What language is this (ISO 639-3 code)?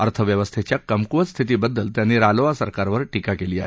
mar